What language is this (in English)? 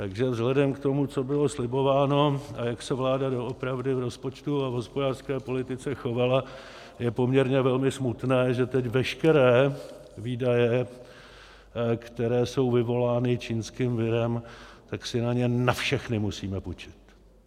Czech